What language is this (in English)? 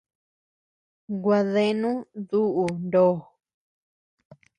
Tepeuxila Cuicatec